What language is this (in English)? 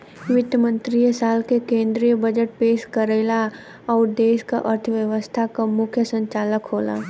Bhojpuri